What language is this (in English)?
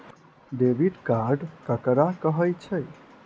Maithili